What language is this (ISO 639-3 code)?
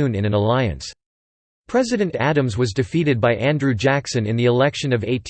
eng